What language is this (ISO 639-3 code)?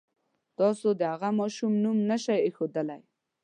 pus